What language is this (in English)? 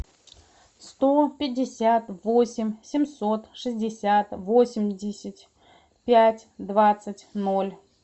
Russian